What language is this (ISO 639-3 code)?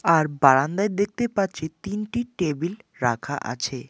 ben